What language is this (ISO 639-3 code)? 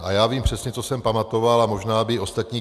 ces